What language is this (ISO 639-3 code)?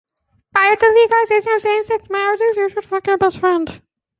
eng